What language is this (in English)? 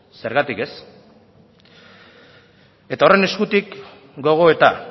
Basque